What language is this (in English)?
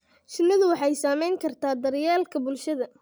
Somali